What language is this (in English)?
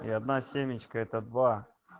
Russian